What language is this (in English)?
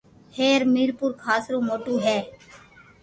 Loarki